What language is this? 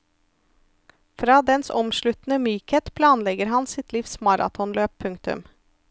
Norwegian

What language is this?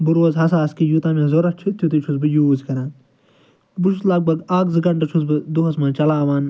Kashmiri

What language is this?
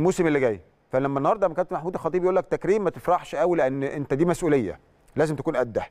Arabic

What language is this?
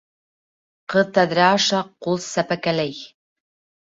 Bashkir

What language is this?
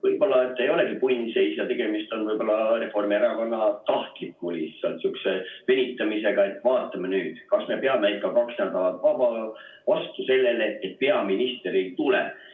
Estonian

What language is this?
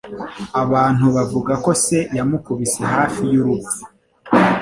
Kinyarwanda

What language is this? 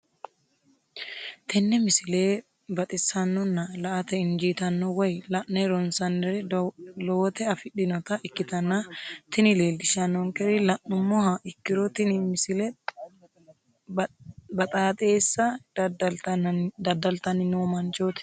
Sidamo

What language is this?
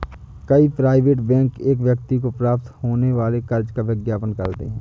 Hindi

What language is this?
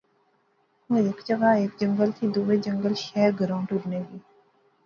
Pahari-Potwari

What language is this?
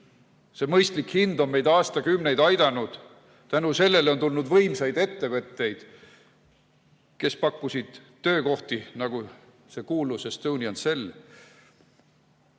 Estonian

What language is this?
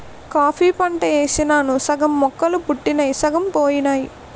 Telugu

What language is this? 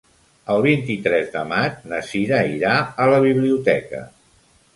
Catalan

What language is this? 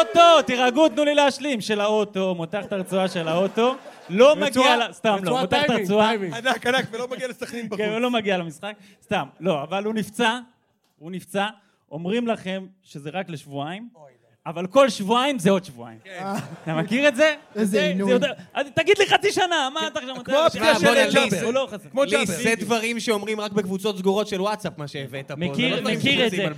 Hebrew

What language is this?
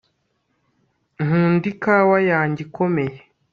Kinyarwanda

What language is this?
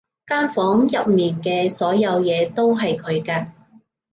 Cantonese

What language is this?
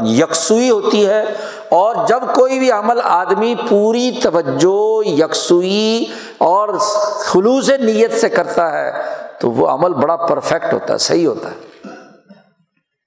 Urdu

